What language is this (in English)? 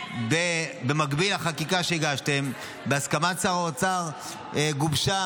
Hebrew